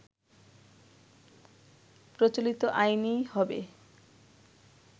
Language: Bangla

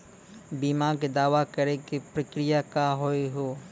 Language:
Maithili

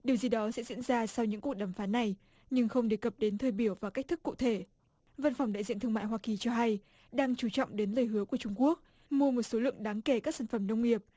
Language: Vietnamese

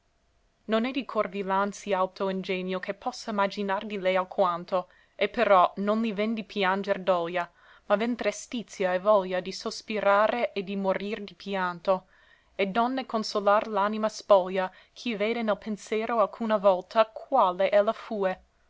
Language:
Italian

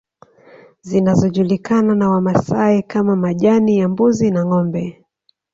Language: Swahili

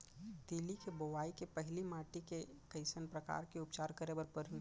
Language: Chhattisgarhi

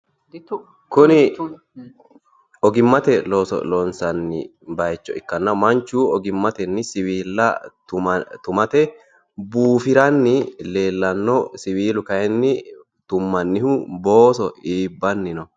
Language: Sidamo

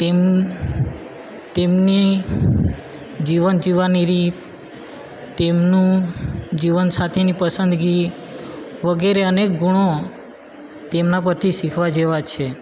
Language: Gujarati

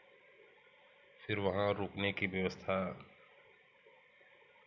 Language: Hindi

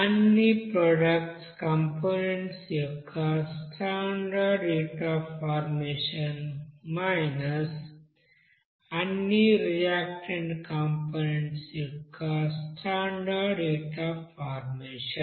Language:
Telugu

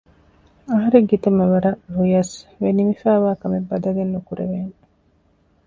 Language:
Divehi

